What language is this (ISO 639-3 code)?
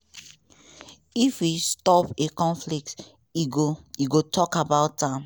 pcm